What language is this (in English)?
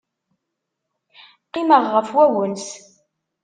Kabyle